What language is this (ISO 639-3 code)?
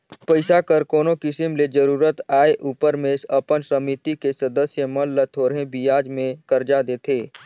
hne